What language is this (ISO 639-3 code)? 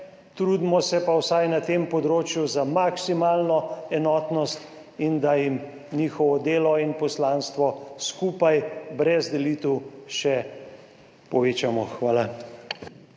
slv